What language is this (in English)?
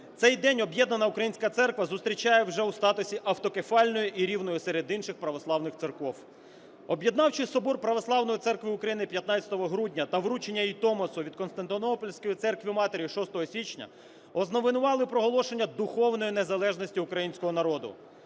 Ukrainian